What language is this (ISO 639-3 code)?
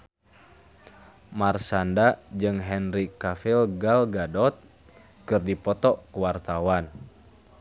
sun